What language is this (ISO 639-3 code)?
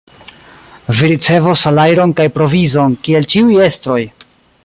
epo